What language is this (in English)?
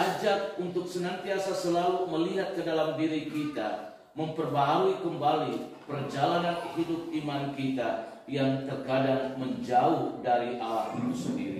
Indonesian